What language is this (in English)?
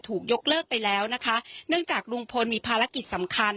Thai